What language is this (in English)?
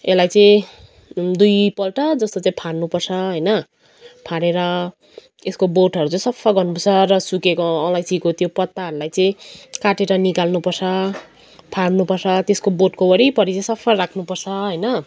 Nepali